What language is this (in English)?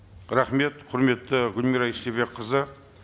Kazakh